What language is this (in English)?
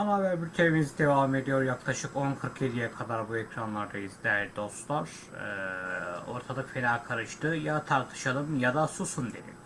Turkish